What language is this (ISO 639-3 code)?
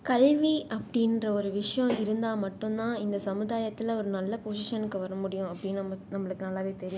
tam